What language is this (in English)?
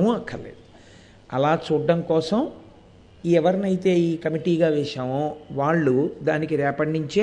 Telugu